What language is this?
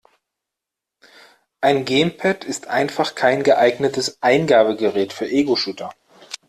German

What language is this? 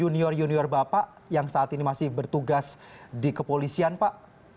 Indonesian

